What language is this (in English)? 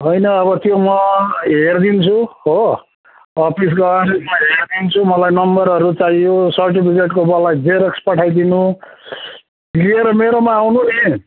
Nepali